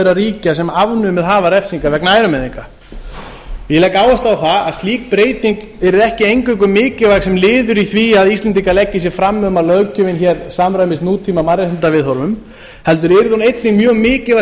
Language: Icelandic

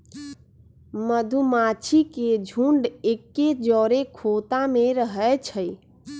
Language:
Magahi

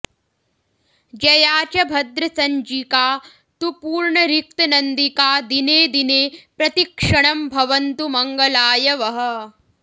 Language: Sanskrit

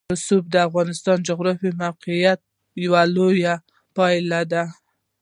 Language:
Pashto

